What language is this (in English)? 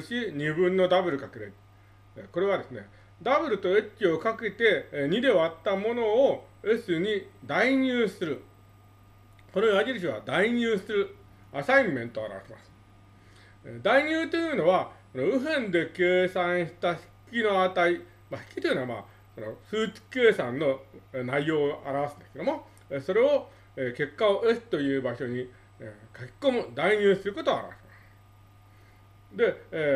Japanese